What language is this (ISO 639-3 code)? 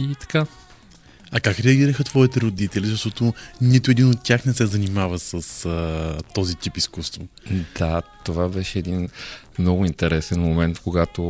bul